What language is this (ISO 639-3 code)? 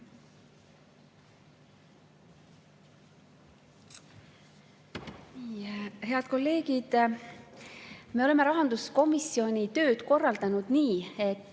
est